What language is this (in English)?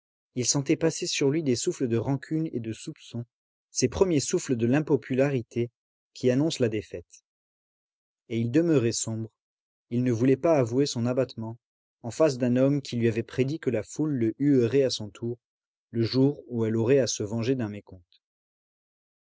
French